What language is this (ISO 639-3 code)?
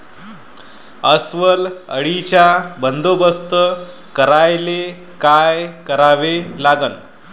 mar